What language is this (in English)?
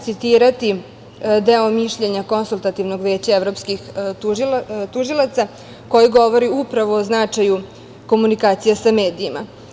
Serbian